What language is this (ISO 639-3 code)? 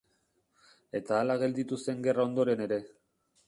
eus